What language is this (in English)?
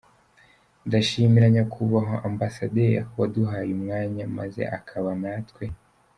Kinyarwanda